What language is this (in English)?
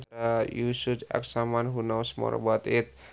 Sundanese